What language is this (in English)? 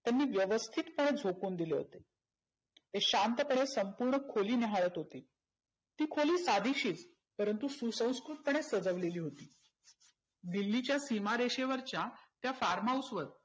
Marathi